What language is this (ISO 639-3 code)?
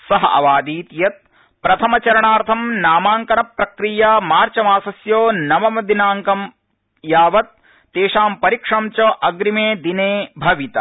san